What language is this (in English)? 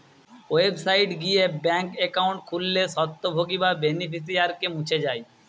Bangla